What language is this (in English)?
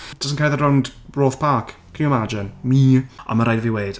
Welsh